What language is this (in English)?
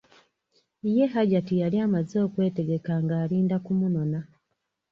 Ganda